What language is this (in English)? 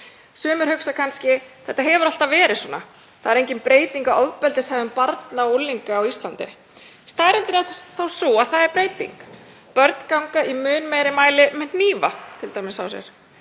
Icelandic